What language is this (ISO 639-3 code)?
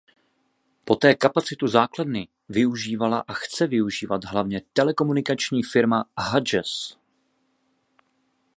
ces